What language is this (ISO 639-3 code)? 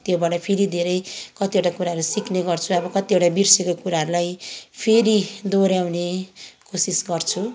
nep